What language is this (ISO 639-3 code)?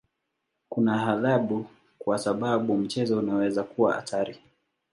swa